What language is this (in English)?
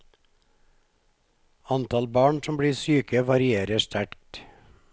Norwegian